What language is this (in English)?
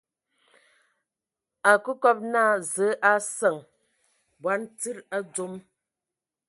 Ewondo